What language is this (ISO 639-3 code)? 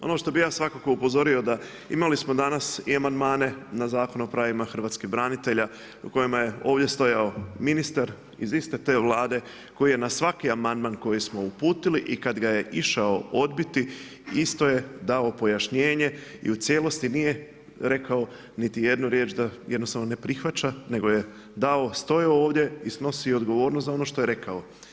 hrv